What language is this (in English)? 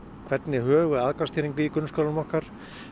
Icelandic